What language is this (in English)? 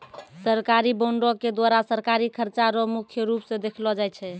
Maithili